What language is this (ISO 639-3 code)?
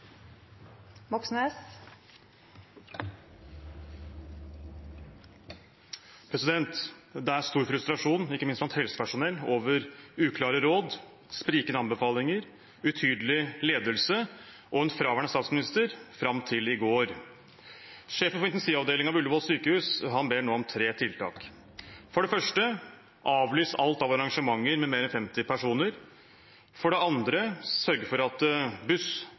nor